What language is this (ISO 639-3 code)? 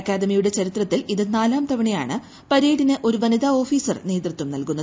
mal